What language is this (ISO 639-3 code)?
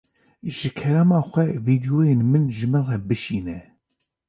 kur